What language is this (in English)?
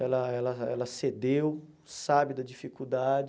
Portuguese